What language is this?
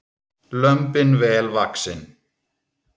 Icelandic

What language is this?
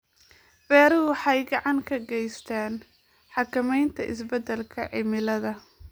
Somali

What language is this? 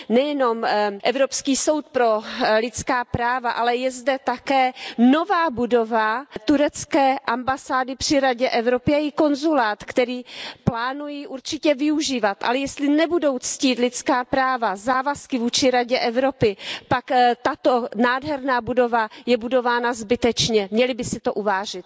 Czech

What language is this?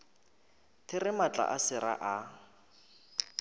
Northern Sotho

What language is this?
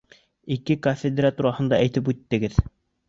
Bashkir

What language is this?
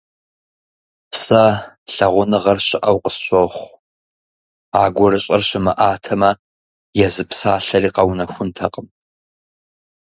Kabardian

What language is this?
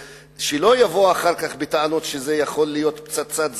Hebrew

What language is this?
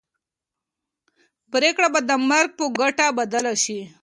Pashto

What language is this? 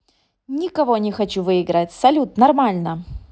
Russian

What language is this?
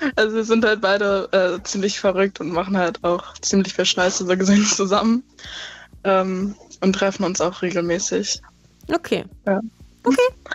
German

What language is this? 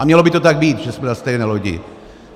Czech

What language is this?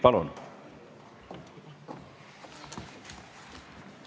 Estonian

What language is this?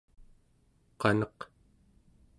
Central Yupik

